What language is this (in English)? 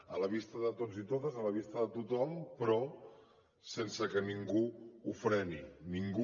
Catalan